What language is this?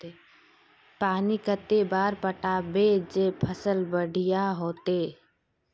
Magahi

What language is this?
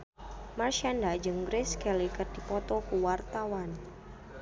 Sundanese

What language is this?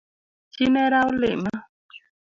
Luo (Kenya and Tanzania)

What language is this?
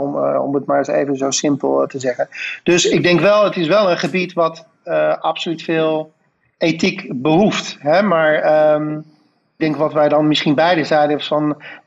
Dutch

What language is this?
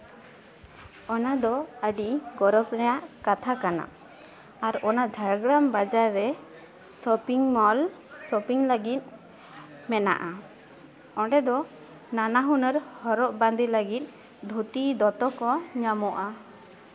Santali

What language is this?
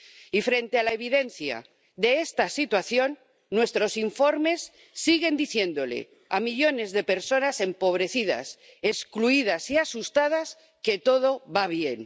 Spanish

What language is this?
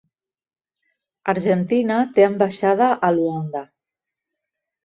Catalan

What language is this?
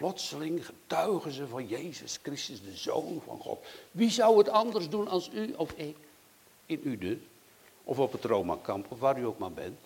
Dutch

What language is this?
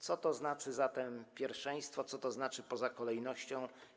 Polish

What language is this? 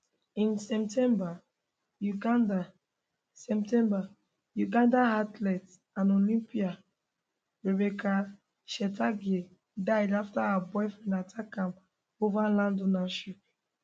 Nigerian Pidgin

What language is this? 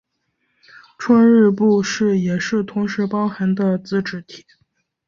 Chinese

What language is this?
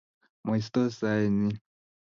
Kalenjin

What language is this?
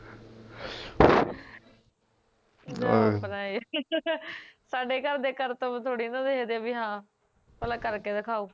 Punjabi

